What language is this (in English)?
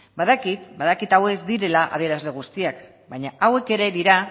Basque